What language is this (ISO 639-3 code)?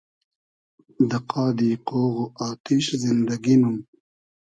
haz